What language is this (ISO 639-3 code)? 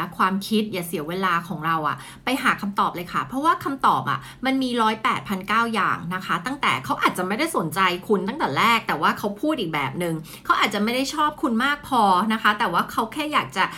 tha